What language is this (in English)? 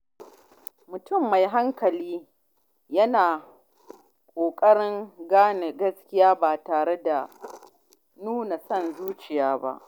Hausa